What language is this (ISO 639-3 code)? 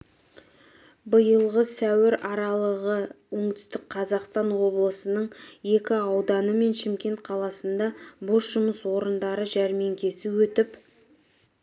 kaz